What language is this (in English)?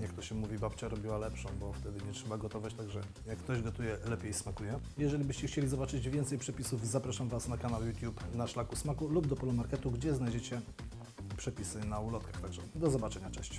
Polish